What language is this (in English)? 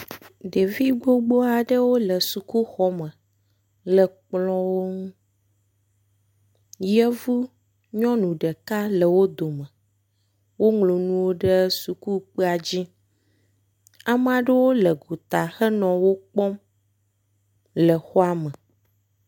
Ewe